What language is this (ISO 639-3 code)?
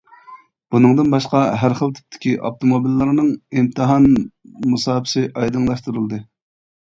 uig